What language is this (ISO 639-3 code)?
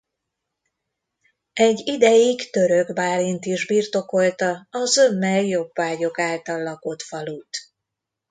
hun